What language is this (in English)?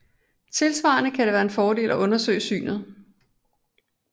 Danish